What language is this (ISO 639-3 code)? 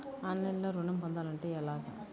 tel